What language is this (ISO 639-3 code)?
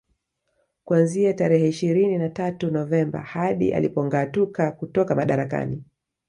swa